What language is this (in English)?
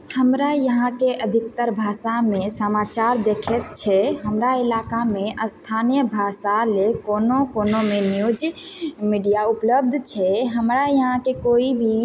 Maithili